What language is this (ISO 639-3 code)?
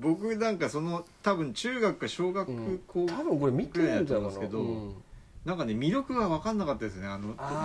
jpn